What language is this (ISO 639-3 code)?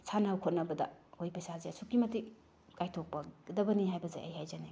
mni